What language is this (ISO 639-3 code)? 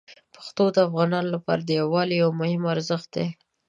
pus